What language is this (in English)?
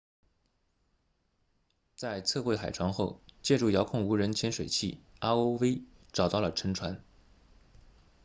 Chinese